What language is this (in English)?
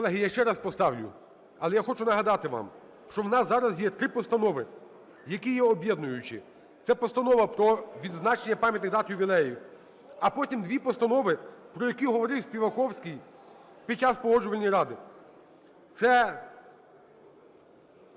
Ukrainian